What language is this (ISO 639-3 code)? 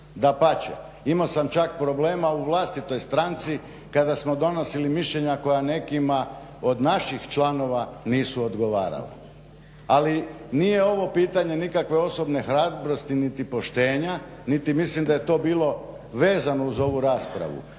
hrv